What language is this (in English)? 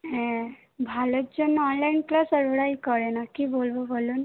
Bangla